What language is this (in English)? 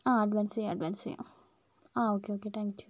Malayalam